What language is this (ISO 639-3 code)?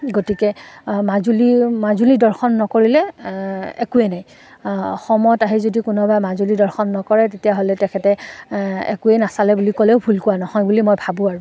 asm